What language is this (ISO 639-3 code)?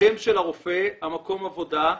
heb